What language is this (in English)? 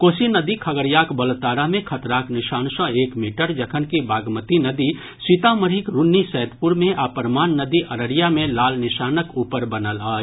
Maithili